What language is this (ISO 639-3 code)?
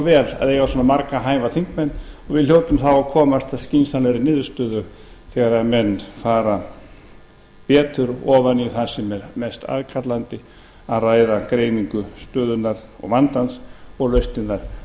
isl